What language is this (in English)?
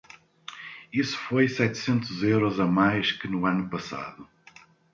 Portuguese